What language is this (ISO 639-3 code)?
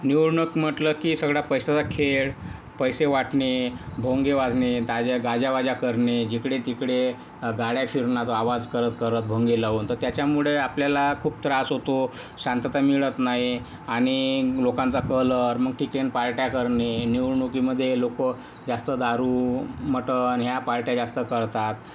mar